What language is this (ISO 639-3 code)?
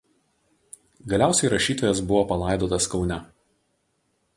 lit